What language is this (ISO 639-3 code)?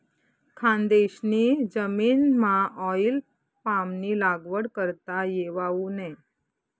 mar